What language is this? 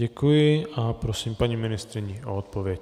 Czech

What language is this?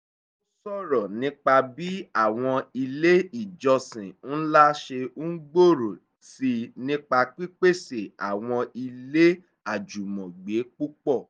Yoruba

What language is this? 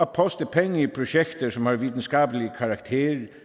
Danish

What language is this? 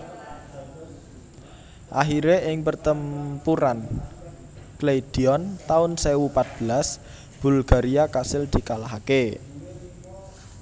Javanese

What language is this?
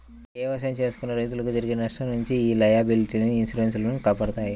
Telugu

